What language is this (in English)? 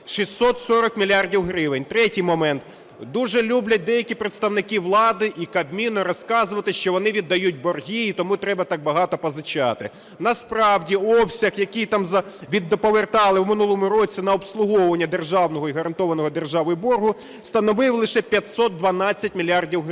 Ukrainian